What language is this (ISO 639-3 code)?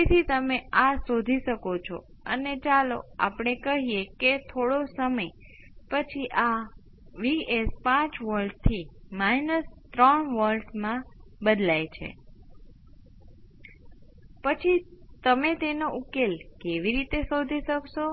guj